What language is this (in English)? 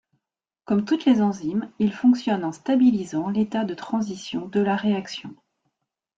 French